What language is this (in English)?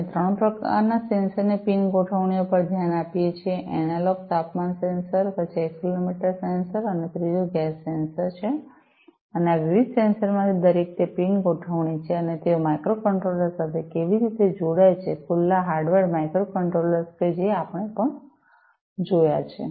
Gujarati